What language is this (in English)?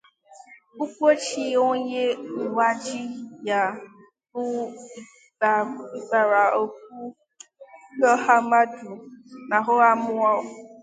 Igbo